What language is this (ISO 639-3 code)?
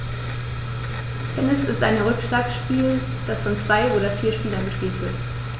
deu